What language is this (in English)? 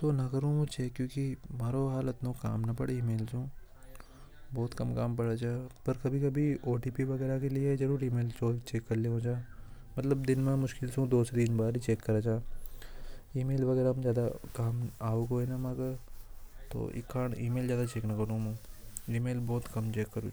Hadothi